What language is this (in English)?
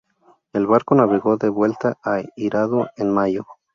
Spanish